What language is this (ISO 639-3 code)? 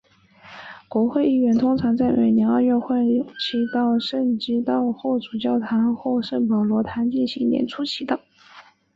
zho